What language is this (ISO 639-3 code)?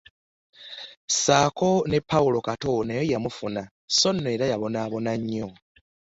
lug